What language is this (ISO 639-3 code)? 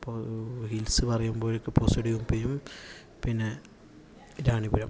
mal